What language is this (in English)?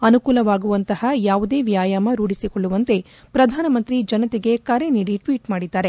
Kannada